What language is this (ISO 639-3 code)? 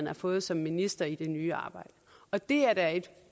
dan